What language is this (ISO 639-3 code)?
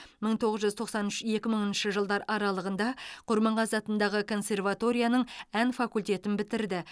kaz